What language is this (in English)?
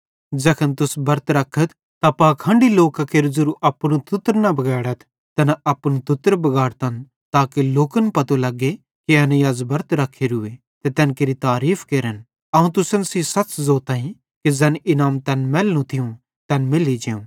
Bhadrawahi